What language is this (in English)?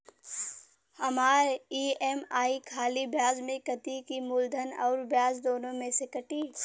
Bhojpuri